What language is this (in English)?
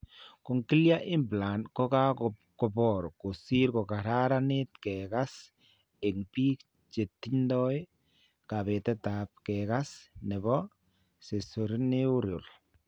Kalenjin